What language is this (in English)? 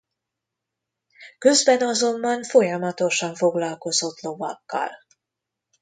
Hungarian